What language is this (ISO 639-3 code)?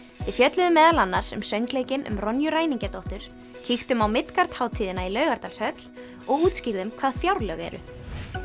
isl